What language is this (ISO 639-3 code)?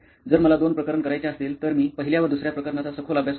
mar